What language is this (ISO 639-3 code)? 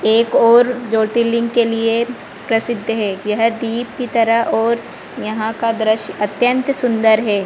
hin